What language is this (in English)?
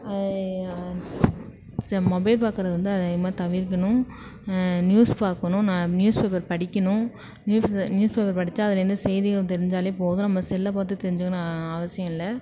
Tamil